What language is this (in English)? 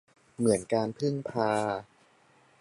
Thai